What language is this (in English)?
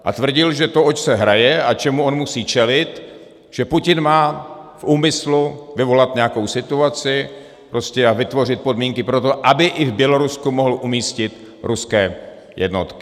Czech